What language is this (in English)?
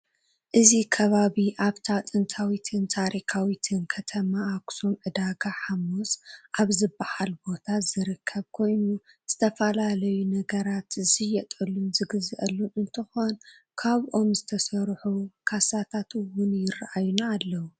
Tigrinya